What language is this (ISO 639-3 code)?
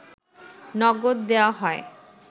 ben